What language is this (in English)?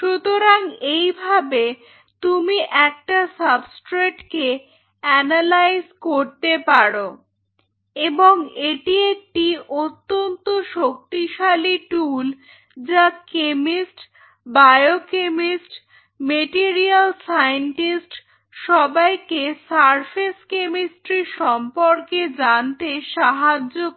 Bangla